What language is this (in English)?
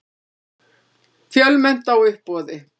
Icelandic